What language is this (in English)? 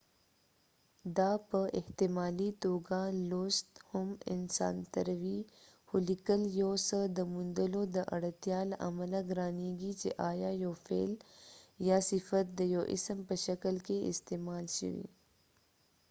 Pashto